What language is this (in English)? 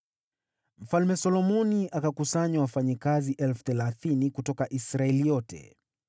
Swahili